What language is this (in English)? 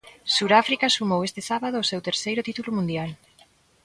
Galician